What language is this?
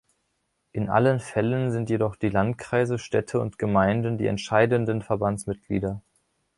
German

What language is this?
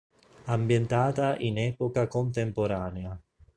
Italian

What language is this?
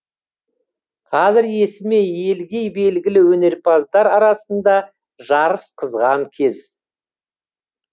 Kazakh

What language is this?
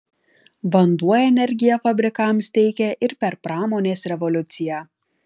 Lithuanian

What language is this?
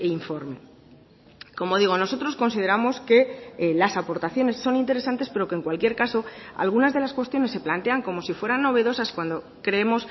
Spanish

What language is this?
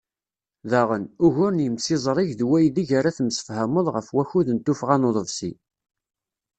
Kabyle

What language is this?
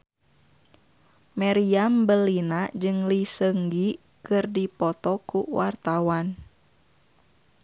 Sundanese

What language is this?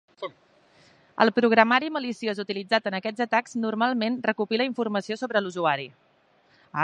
Catalan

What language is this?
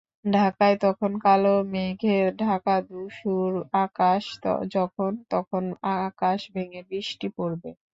Bangla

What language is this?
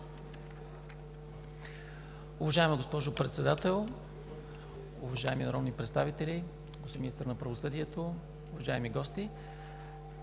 Bulgarian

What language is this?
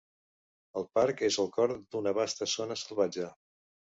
Catalan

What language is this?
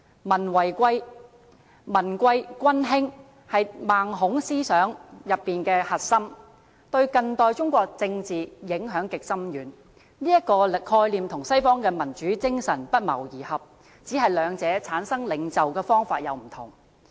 Cantonese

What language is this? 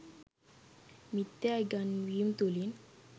Sinhala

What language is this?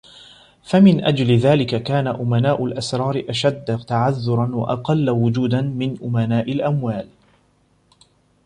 Arabic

